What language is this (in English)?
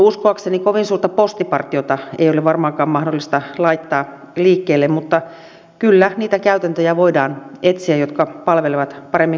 Finnish